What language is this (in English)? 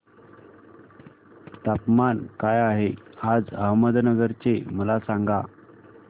Marathi